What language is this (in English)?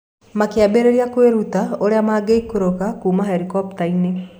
Kikuyu